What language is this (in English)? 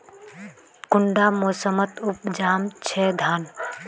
Magahi